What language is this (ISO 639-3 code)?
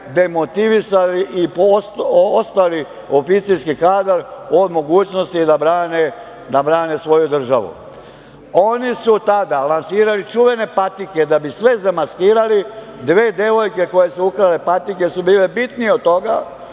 srp